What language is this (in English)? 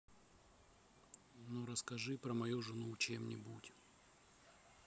Russian